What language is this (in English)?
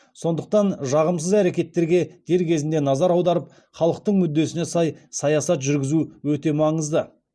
Kazakh